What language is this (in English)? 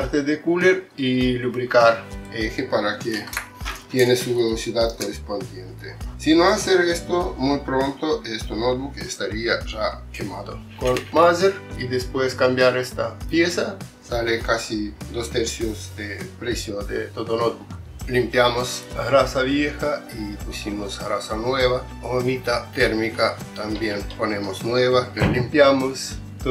Spanish